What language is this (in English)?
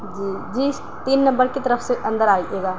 Urdu